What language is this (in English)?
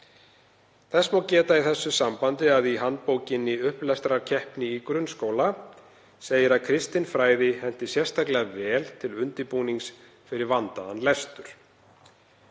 Icelandic